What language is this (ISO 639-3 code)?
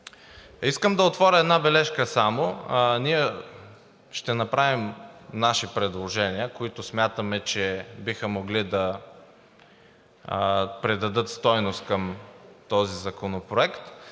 bul